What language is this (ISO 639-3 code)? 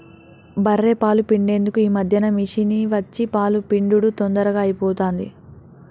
tel